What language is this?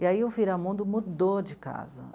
Portuguese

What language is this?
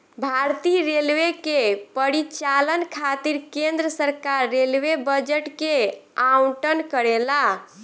Bhojpuri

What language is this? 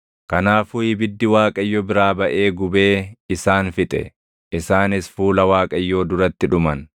Oromo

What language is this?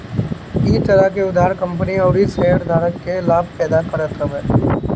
Bhojpuri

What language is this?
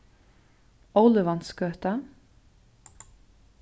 Faroese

